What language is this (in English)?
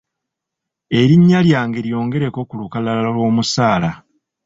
Ganda